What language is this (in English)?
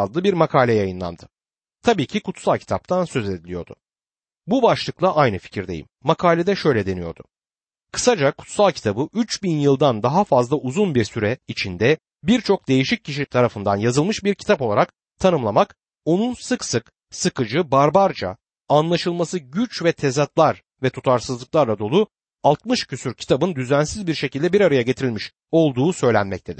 Turkish